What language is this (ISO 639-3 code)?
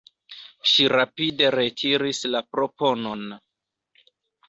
epo